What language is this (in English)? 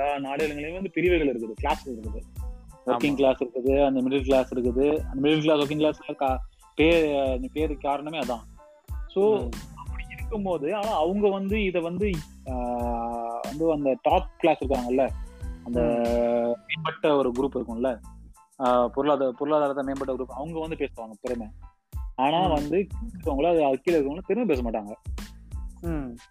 Tamil